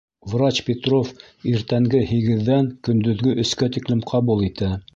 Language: Bashkir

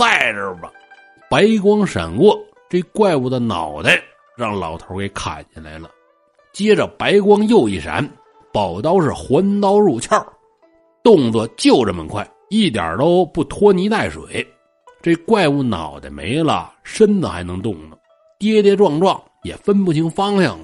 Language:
Chinese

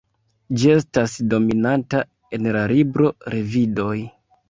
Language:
Esperanto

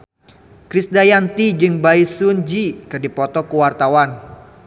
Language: Sundanese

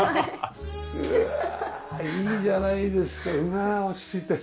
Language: Japanese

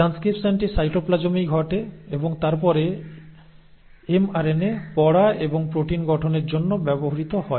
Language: Bangla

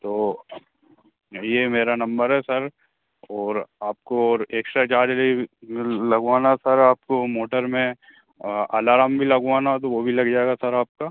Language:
Hindi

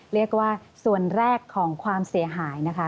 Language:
Thai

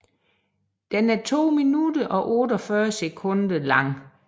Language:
Danish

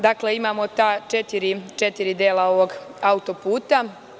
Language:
Serbian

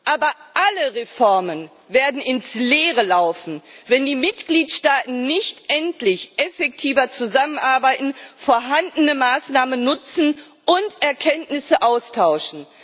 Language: German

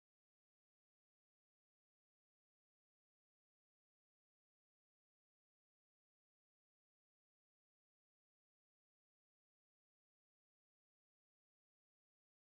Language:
Somali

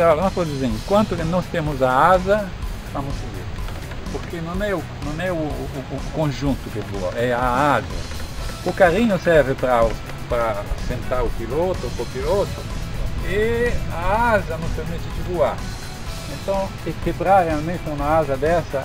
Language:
Portuguese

